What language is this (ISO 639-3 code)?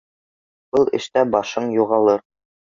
bak